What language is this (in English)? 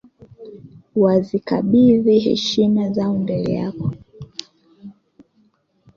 Swahili